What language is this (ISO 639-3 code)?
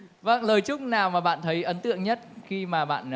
vie